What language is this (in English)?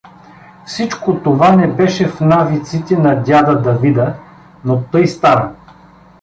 Bulgarian